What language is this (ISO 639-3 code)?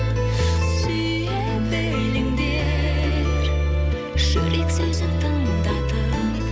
kaz